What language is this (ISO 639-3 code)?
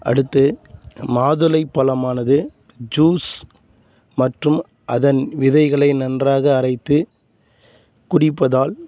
tam